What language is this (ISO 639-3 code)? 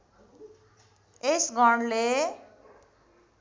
nep